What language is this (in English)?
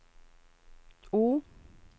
Swedish